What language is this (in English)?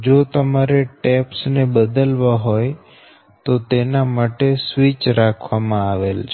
Gujarati